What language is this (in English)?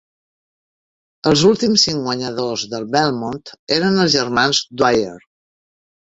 Catalan